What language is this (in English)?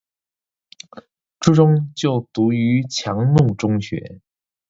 Chinese